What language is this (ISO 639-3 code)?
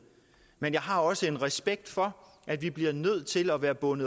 dan